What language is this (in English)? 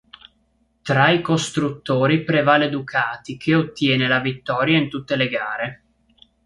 Italian